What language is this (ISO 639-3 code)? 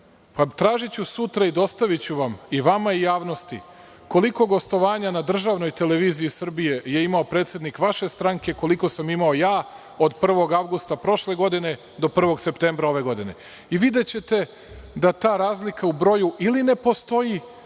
srp